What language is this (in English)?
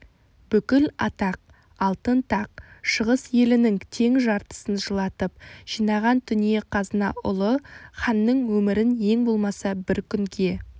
Kazakh